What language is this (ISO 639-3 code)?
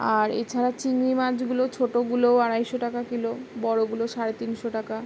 ben